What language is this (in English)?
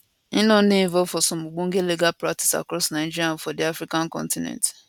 Nigerian Pidgin